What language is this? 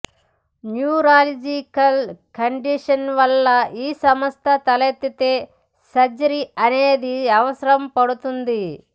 Telugu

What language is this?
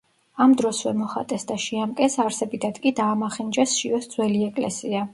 Georgian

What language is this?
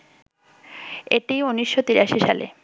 Bangla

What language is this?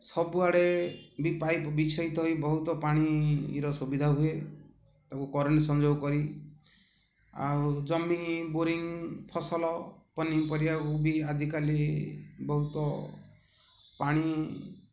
Odia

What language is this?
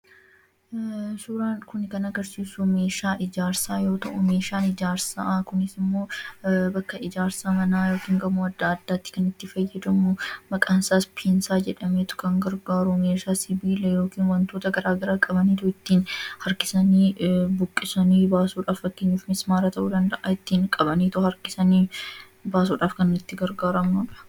Oromo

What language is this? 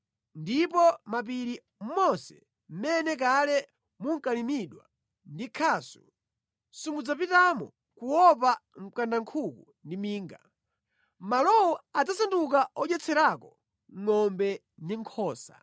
Nyanja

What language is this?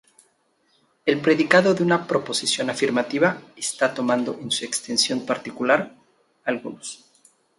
Spanish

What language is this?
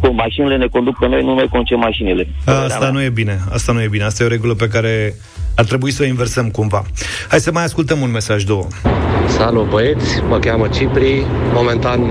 Romanian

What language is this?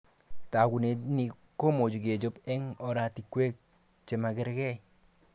Kalenjin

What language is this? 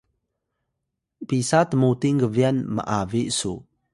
Atayal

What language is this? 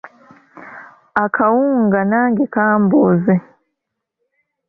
Ganda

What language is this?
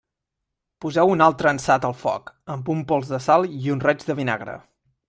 Catalan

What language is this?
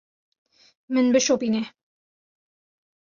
Kurdish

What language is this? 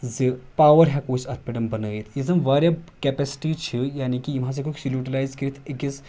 Kashmiri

